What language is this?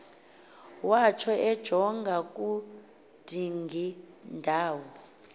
Xhosa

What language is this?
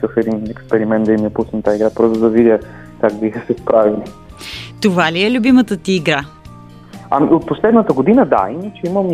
Bulgarian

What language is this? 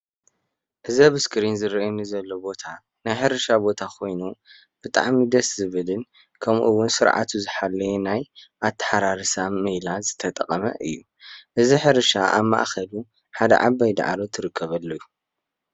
Tigrinya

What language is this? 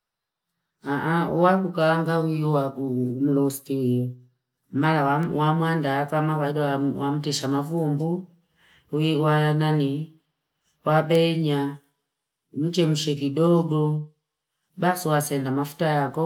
Fipa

